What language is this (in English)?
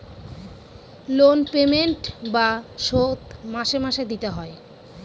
Bangla